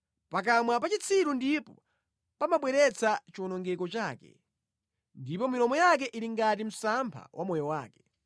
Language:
Nyanja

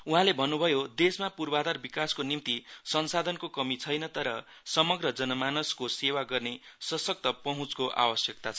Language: Nepali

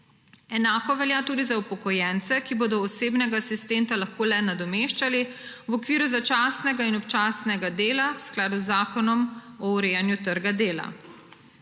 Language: Slovenian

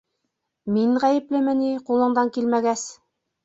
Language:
Bashkir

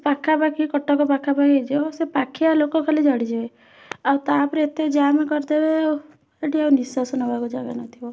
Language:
Odia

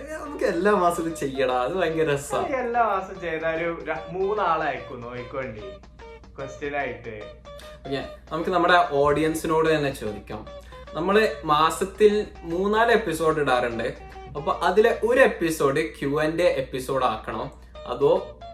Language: Malayalam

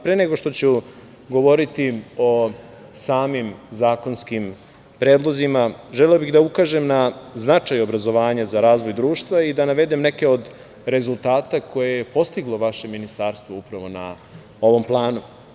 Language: Serbian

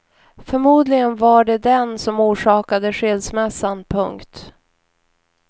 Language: Swedish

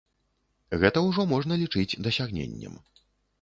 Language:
Belarusian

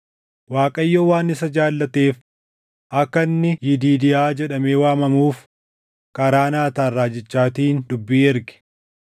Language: Oromo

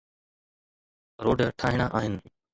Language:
Sindhi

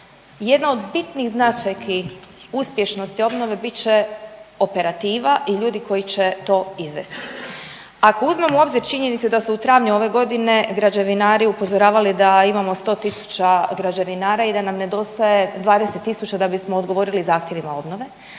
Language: Croatian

